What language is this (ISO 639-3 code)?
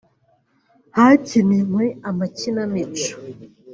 kin